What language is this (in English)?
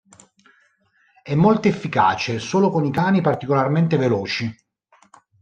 Italian